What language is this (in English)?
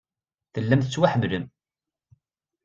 Kabyle